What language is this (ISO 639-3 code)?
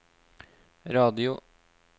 nor